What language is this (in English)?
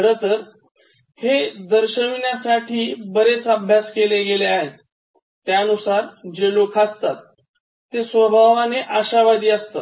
Marathi